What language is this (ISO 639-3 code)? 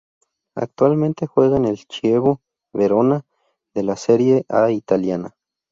spa